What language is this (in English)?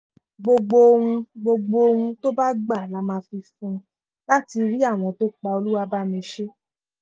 Yoruba